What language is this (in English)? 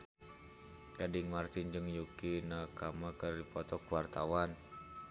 Sundanese